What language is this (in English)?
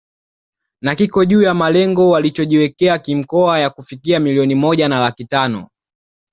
Swahili